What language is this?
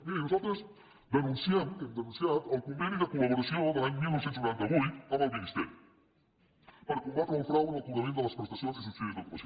Catalan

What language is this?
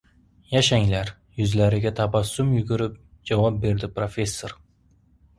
Uzbek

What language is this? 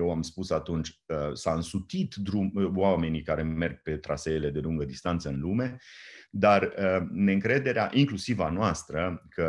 Romanian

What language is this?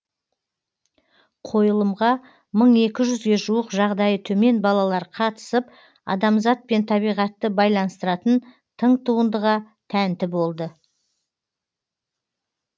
Kazakh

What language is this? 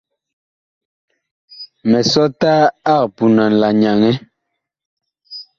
Bakoko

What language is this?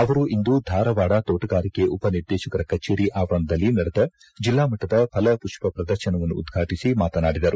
Kannada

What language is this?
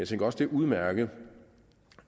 Danish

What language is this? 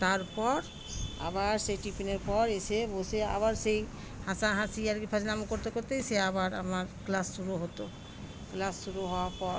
Bangla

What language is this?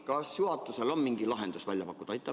Estonian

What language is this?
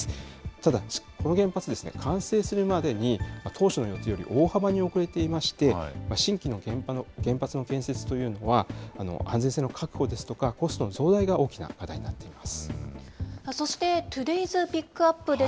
Japanese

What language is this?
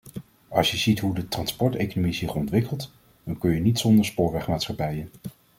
Dutch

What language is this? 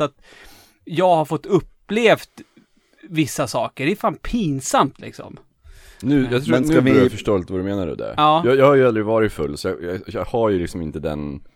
Swedish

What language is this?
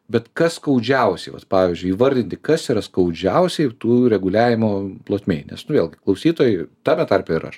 Lithuanian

